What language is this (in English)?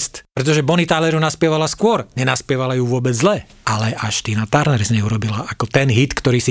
Slovak